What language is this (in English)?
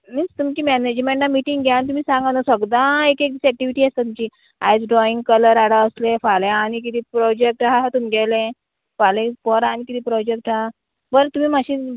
Konkani